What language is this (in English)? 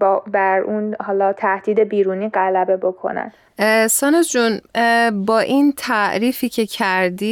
Persian